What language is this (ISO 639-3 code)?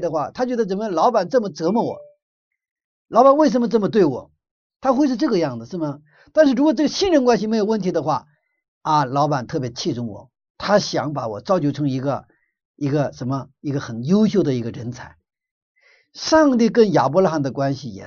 zho